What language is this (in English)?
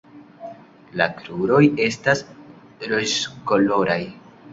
Esperanto